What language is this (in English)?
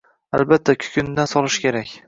Uzbek